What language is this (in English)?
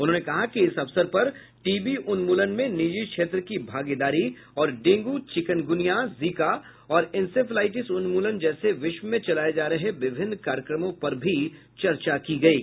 Hindi